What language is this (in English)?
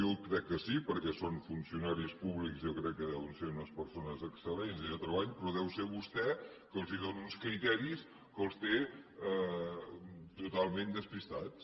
Catalan